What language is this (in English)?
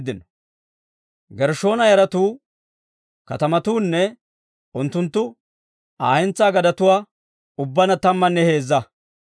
Dawro